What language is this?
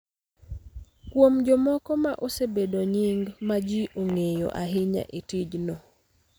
Luo (Kenya and Tanzania)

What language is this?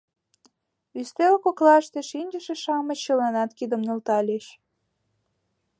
Mari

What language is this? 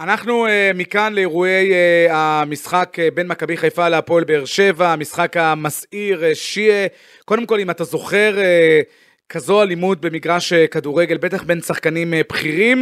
Hebrew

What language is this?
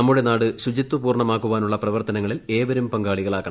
Malayalam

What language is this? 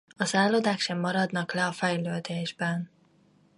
Hungarian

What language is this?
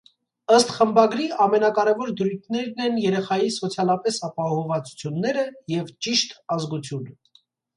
Armenian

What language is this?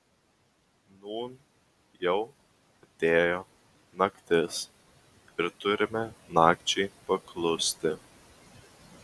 Lithuanian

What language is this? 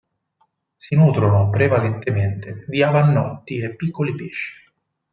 Italian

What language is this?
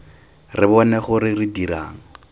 Tswana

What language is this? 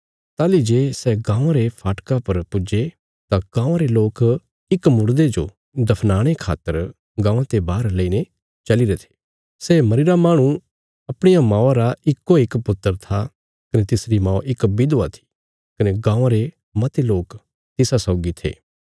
Bilaspuri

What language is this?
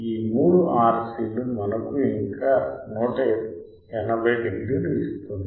Telugu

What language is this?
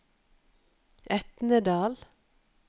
Norwegian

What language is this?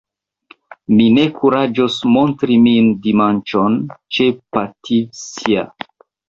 Esperanto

